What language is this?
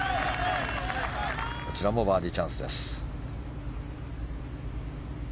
Japanese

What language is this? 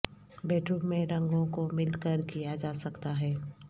Urdu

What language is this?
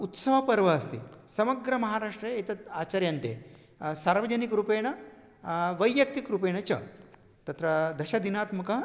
Sanskrit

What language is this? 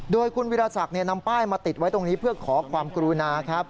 Thai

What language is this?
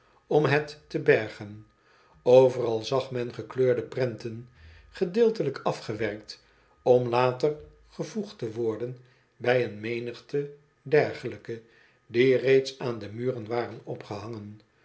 Dutch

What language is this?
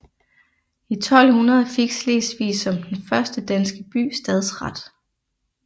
Danish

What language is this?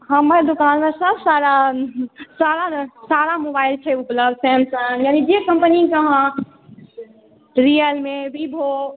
Maithili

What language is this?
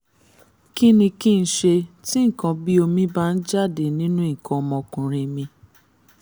Yoruba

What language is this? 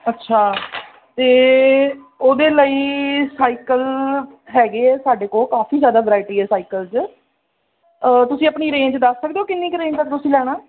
Punjabi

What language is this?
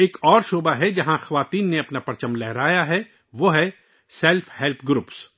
Urdu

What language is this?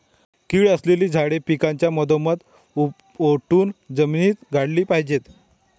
Marathi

